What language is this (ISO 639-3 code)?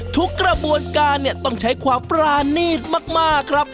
tha